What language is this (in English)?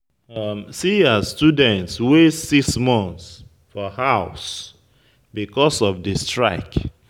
Nigerian Pidgin